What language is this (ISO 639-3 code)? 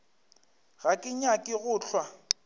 nso